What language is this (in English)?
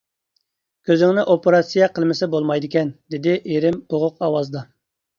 Uyghur